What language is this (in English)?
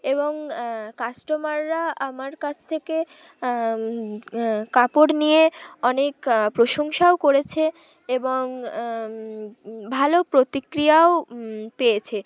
Bangla